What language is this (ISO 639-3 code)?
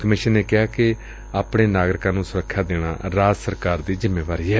pan